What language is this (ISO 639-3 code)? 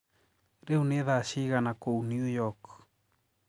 kik